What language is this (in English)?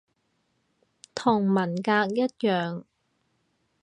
Cantonese